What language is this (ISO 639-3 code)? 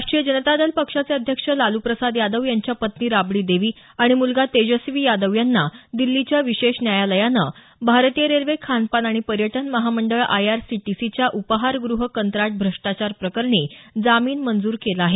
mar